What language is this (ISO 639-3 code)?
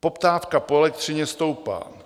ces